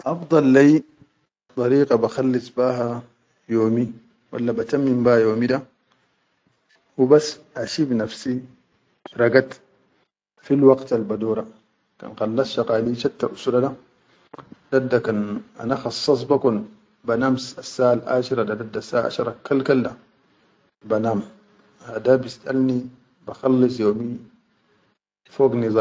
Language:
Chadian Arabic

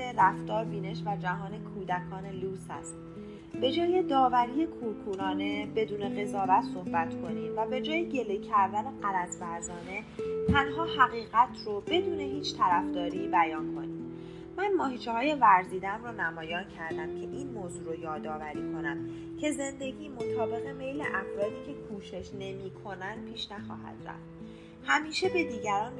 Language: Persian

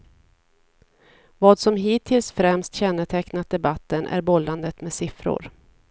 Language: Swedish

